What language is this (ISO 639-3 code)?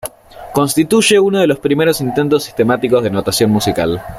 spa